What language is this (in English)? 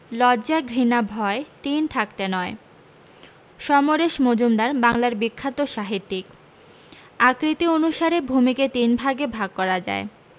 Bangla